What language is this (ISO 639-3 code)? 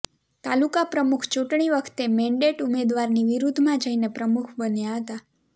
guj